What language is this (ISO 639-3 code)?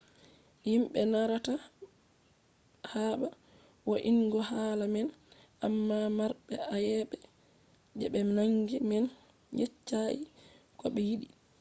ful